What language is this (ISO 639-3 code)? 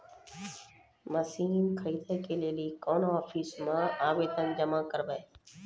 mai